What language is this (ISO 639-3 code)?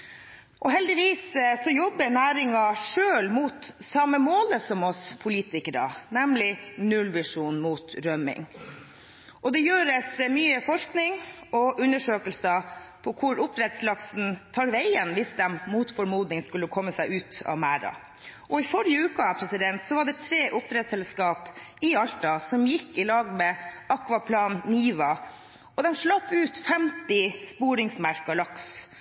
nob